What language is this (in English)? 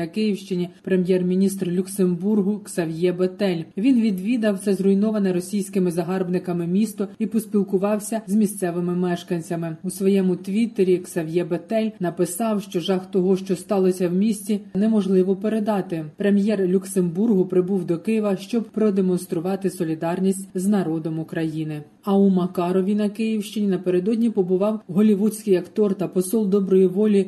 Ukrainian